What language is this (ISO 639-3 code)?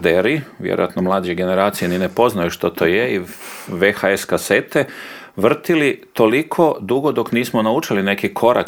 hrv